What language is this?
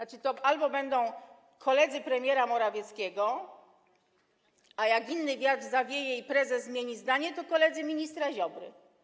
Polish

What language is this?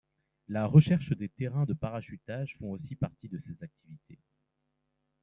French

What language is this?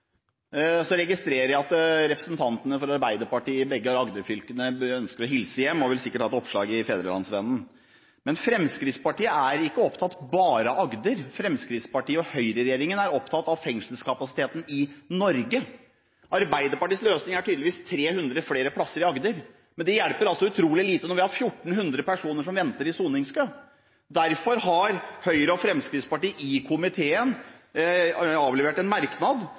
Norwegian Bokmål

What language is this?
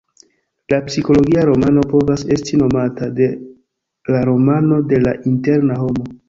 Esperanto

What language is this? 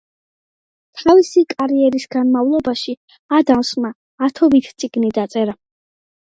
Georgian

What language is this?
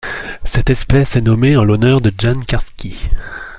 French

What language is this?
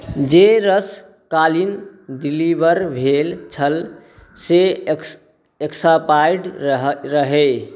Maithili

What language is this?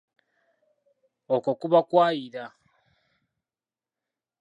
Ganda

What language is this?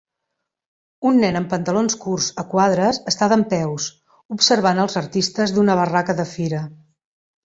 Catalan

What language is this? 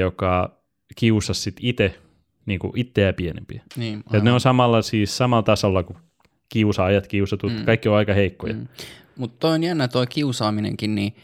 Finnish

